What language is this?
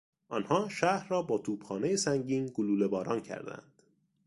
Persian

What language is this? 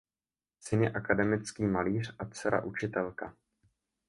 Czech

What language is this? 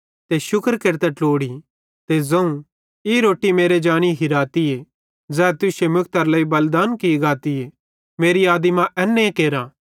Bhadrawahi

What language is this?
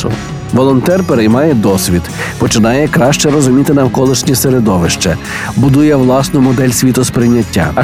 Ukrainian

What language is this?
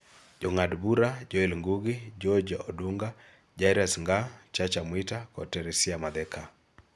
Luo (Kenya and Tanzania)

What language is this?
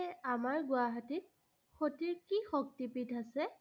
Assamese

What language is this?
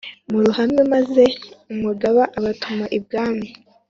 Kinyarwanda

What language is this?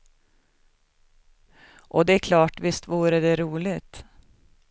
Swedish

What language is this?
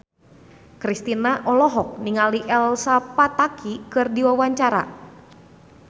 Sundanese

